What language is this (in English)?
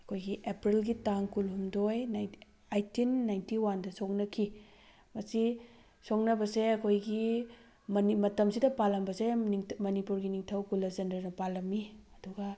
Manipuri